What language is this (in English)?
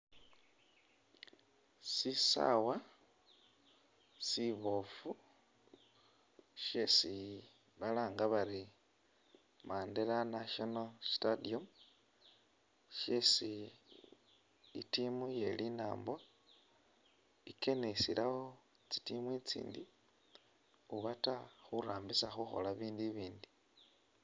Masaaba